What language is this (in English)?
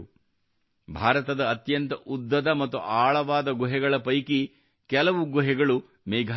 Kannada